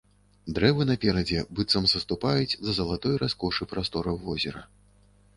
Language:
Belarusian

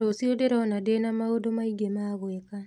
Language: Kikuyu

